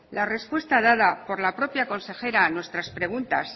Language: Spanish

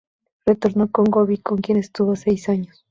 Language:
Spanish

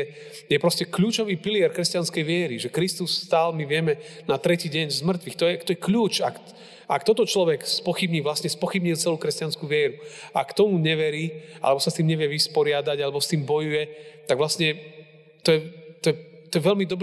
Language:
Slovak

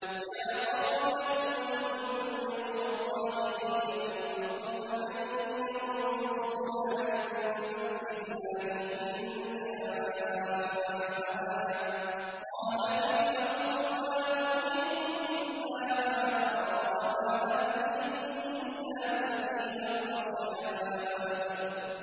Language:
Arabic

